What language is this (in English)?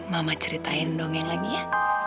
Indonesian